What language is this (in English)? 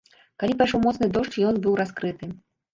Belarusian